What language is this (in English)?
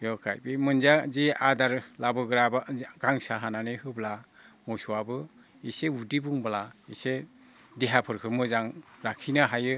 Bodo